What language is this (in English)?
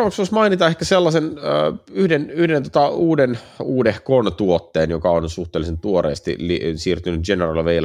Finnish